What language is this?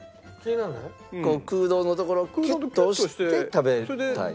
Japanese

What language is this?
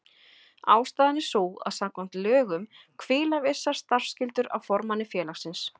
Icelandic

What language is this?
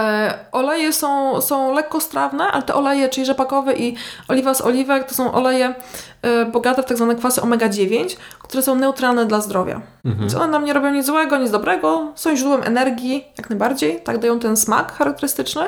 Polish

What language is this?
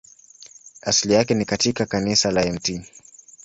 Swahili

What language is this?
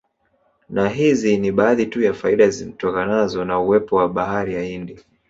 Swahili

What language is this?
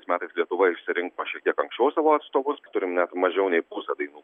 Lithuanian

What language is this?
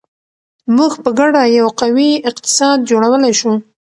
Pashto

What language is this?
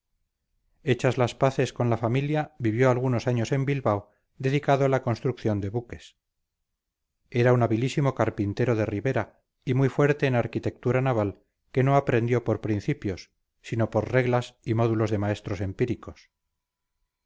Spanish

